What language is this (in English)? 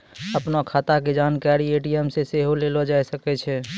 Maithili